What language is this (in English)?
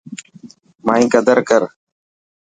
Dhatki